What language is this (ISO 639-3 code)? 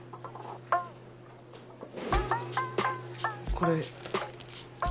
jpn